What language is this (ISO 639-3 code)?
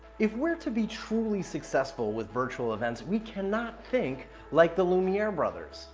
eng